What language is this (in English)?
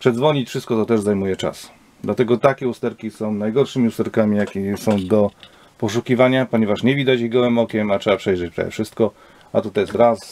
Polish